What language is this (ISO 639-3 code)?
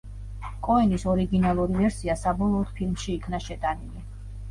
kat